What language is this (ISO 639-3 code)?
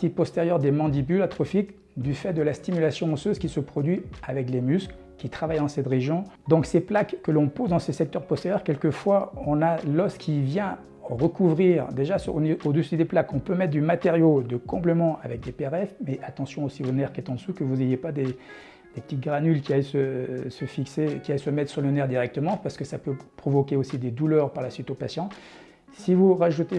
fra